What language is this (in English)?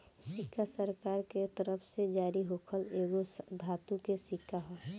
Bhojpuri